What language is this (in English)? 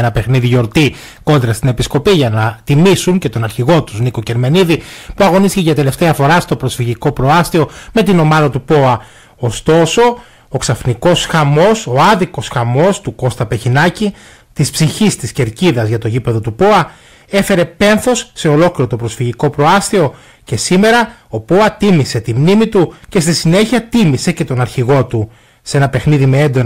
Greek